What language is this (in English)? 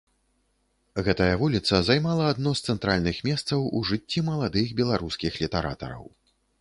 Belarusian